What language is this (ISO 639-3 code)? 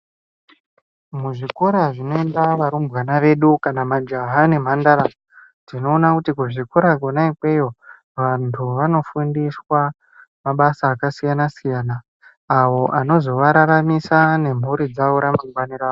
ndc